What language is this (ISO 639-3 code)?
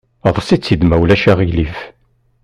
kab